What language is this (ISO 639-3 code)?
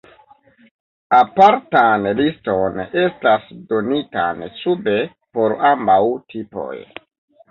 epo